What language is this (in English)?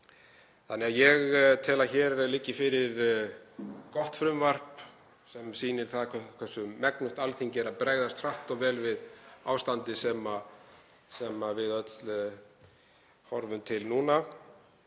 Icelandic